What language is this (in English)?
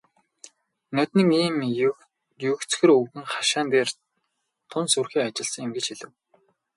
Mongolian